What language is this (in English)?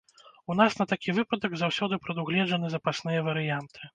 Belarusian